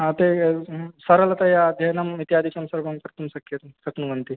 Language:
Sanskrit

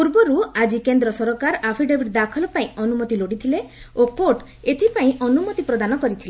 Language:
Odia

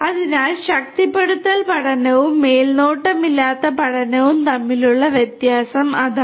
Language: Malayalam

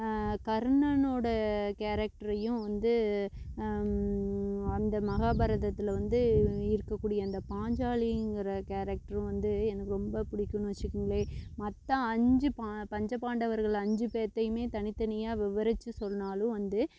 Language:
Tamil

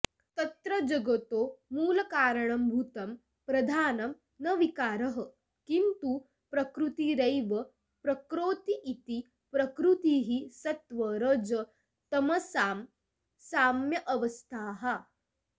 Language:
Sanskrit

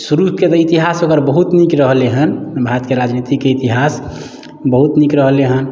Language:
Maithili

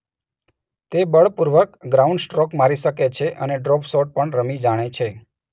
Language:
Gujarati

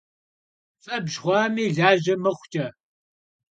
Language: Kabardian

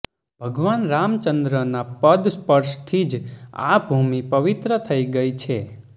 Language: Gujarati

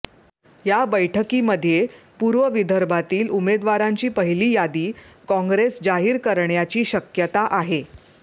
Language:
Marathi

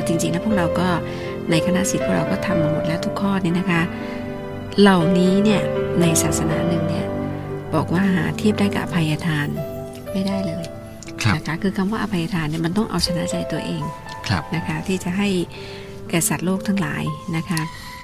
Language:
Thai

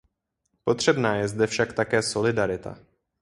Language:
Czech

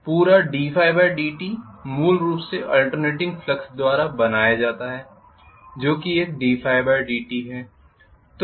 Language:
Hindi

